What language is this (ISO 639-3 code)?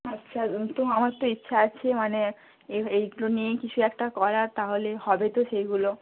ben